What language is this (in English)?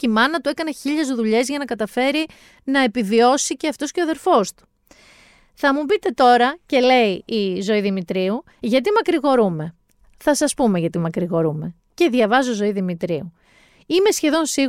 Greek